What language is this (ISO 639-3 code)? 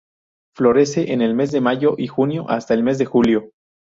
spa